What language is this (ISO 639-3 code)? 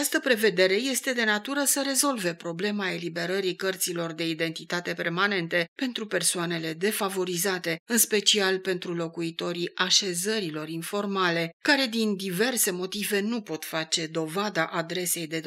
ron